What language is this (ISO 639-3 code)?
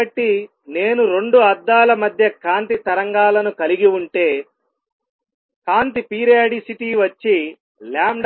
tel